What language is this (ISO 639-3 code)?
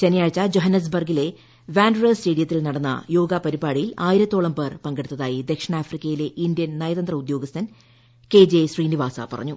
mal